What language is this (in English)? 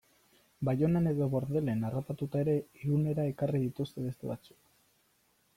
Basque